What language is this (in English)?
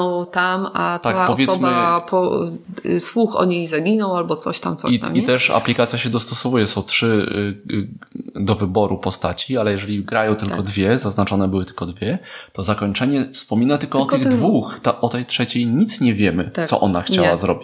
Polish